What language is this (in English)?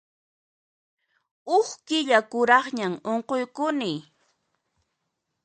Puno Quechua